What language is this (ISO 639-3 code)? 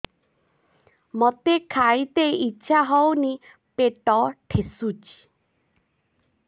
ori